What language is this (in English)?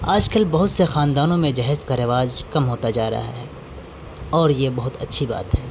Urdu